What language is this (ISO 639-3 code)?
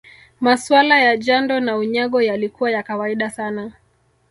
swa